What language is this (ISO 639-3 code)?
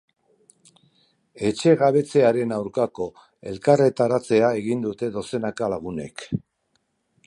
eus